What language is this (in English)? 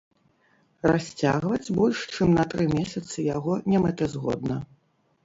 Belarusian